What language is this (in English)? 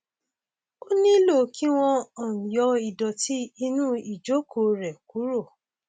Yoruba